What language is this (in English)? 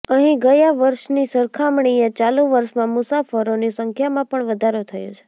Gujarati